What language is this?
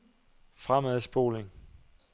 Danish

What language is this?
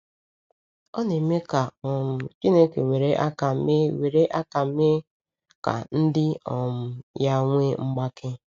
Igbo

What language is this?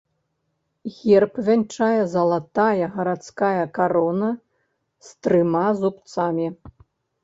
Belarusian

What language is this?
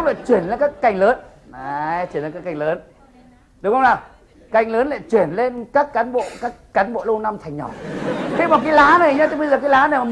Vietnamese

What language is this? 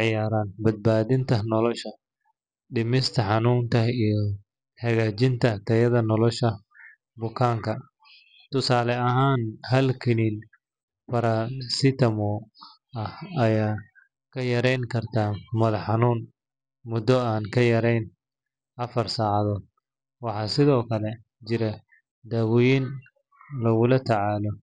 Somali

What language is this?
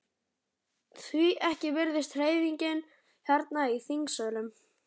Icelandic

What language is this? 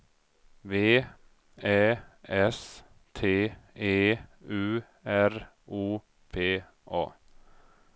Swedish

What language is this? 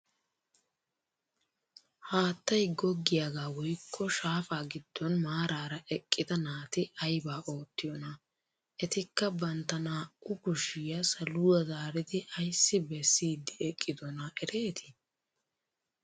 Wolaytta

